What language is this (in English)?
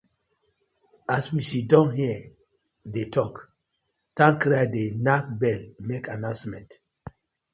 Nigerian Pidgin